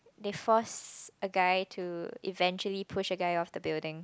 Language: English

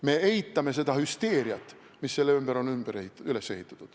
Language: Estonian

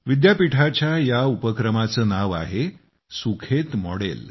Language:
Marathi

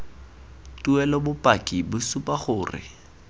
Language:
Tswana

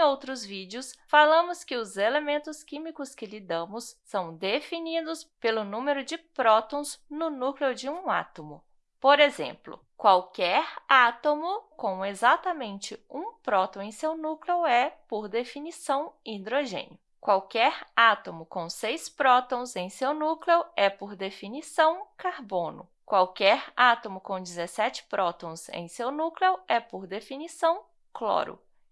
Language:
Portuguese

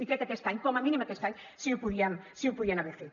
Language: Catalan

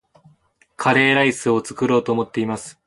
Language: Japanese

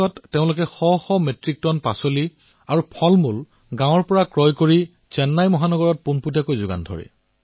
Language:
Assamese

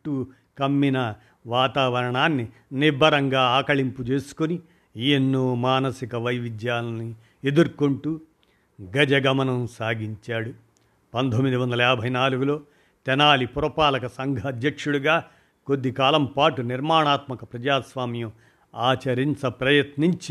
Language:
Telugu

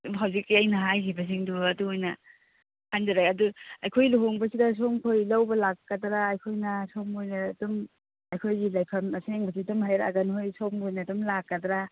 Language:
Manipuri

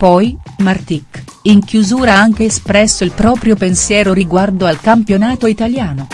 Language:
Italian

